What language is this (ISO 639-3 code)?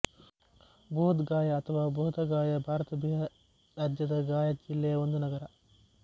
kan